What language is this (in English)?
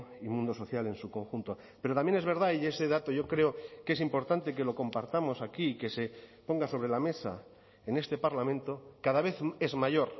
Spanish